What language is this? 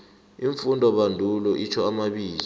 South Ndebele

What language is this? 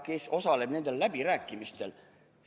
Estonian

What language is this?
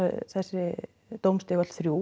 Icelandic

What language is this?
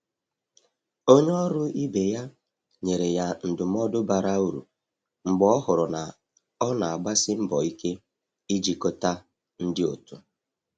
Igbo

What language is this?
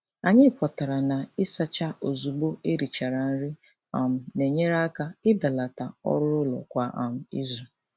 Igbo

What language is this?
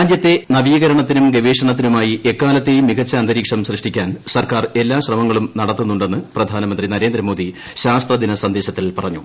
Malayalam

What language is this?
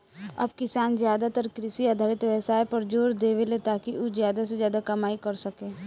Bhojpuri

